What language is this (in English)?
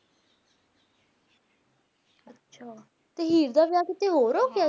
Punjabi